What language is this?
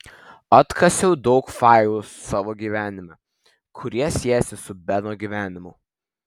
Lithuanian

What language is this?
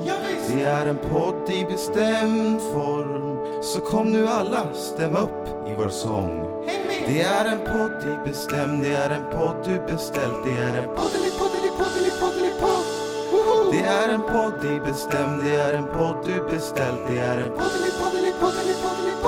Swedish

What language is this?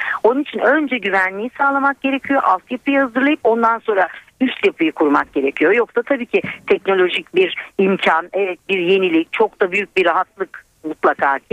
Turkish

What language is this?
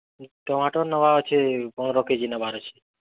Odia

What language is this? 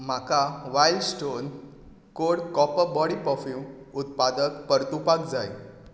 Konkani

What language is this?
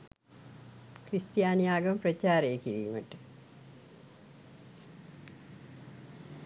Sinhala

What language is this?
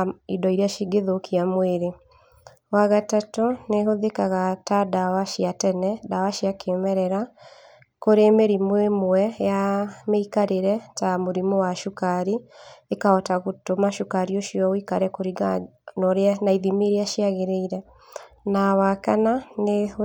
Kikuyu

